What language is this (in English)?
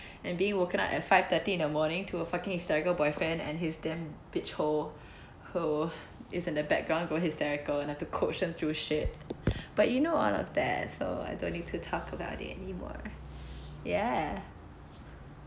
English